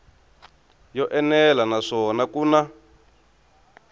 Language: Tsonga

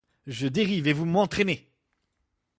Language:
French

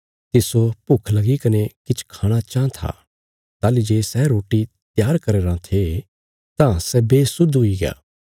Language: Bilaspuri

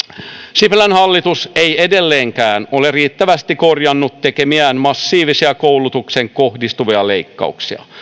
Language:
Finnish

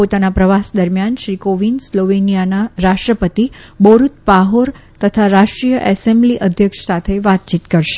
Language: Gujarati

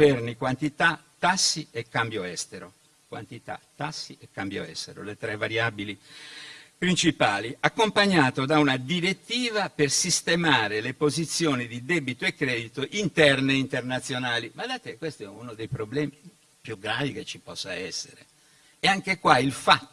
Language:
Italian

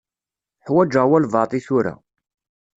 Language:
Kabyle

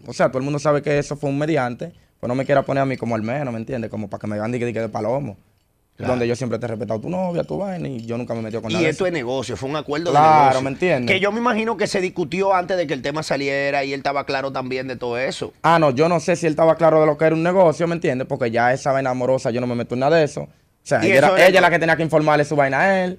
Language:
Spanish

